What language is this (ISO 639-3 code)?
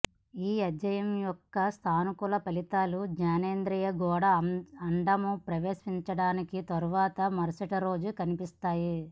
tel